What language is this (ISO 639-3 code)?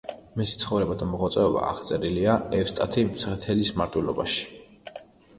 kat